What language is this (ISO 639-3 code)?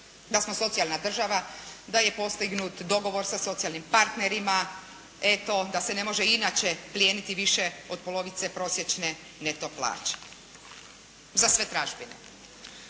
hrv